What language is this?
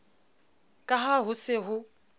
Southern Sotho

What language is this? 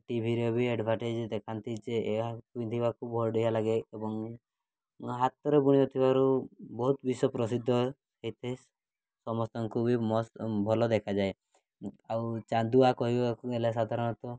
Odia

